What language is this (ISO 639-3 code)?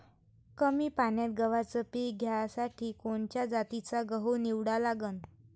mar